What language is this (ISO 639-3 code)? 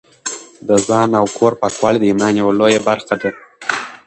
pus